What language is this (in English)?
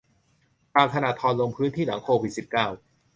Thai